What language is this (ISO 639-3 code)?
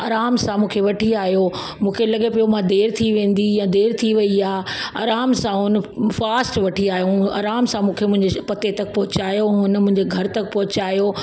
snd